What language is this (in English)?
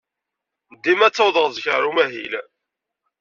Kabyle